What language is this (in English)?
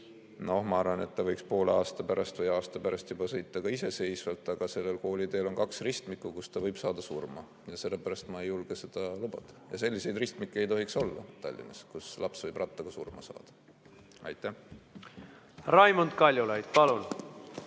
Estonian